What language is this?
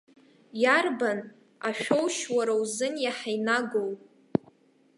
Abkhazian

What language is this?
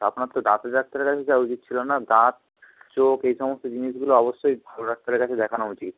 Bangla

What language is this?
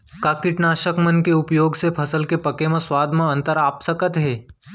Chhattisgarhi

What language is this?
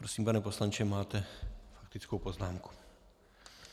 Czech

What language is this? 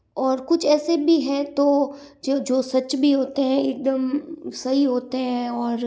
Hindi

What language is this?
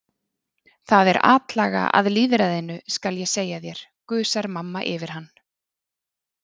Icelandic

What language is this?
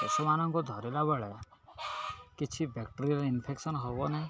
Odia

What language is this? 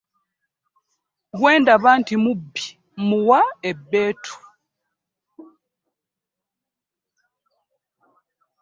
Ganda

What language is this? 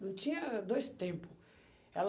Portuguese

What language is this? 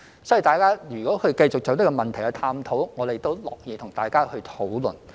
Cantonese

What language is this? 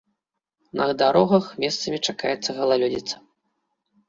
Belarusian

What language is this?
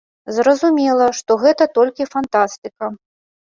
Belarusian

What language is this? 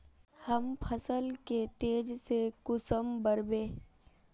Magahi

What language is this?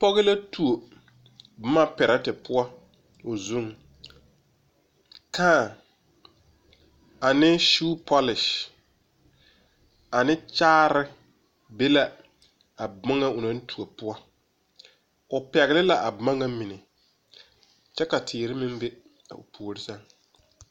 Southern Dagaare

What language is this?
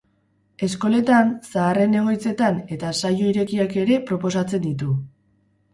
Basque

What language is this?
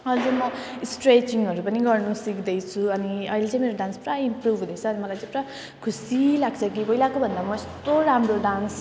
Nepali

